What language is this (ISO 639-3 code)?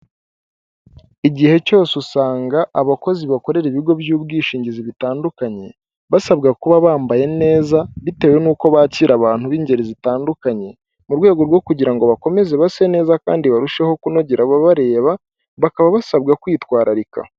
kin